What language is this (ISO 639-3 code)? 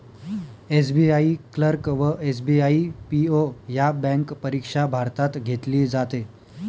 mar